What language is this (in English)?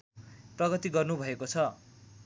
Nepali